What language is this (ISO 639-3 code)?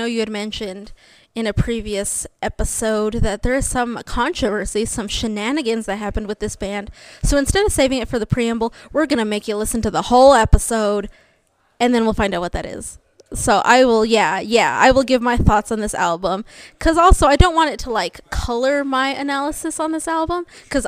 eng